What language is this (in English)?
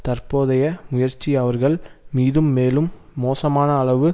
Tamil